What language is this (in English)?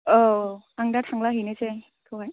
Bodo